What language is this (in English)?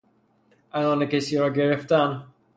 Persian